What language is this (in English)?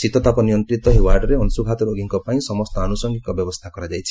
Odia